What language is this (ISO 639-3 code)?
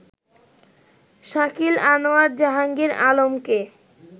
ben